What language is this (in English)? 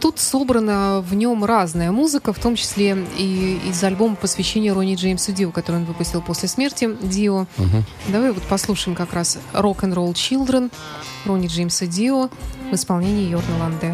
Russian